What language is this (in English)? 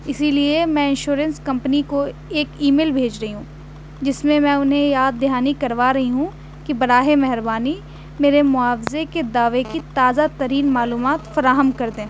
Urdu